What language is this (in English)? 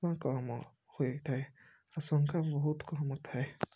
Odia